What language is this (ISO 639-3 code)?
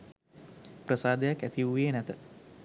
sin